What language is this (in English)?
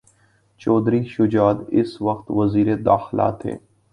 Urdu